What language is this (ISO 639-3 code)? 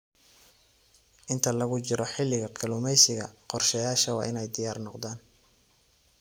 som